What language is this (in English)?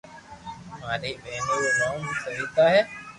Loarki